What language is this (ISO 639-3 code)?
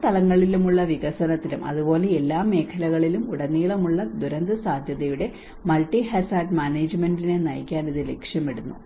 mal